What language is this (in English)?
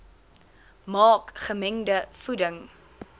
Afrikaans